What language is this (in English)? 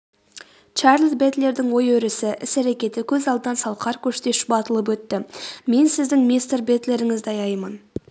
Kazakh